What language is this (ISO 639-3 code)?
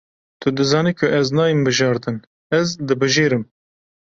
kur